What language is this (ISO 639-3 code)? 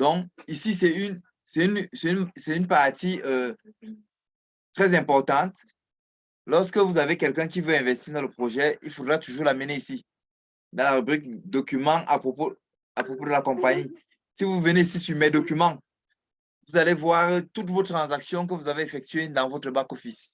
fra